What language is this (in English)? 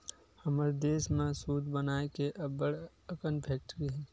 Chhattisgarhi